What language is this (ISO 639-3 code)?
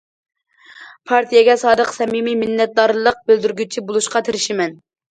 uig